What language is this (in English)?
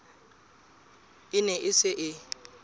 Southern Sotho